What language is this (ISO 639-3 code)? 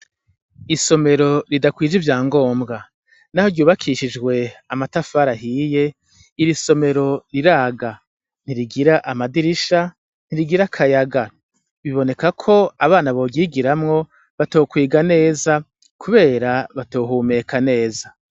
run